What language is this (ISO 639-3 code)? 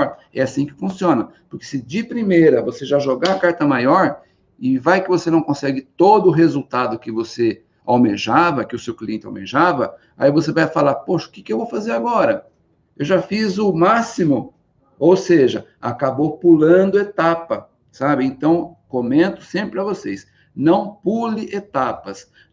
por